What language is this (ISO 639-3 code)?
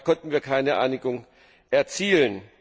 deu